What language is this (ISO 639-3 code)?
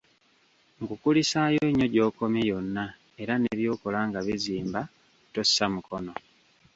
lug